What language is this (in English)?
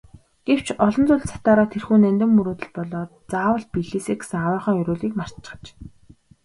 Mongolian